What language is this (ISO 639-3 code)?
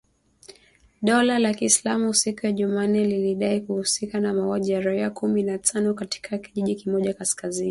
swa